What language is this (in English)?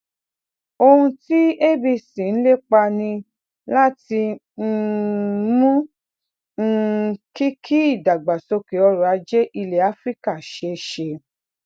Yoruba